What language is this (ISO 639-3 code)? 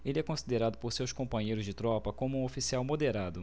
por